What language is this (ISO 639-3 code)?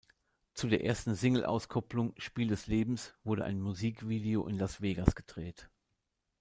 deu